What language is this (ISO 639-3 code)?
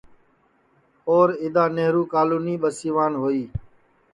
ssi